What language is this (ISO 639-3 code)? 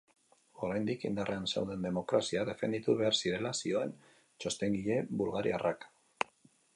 eus